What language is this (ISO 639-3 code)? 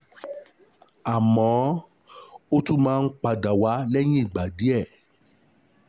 yor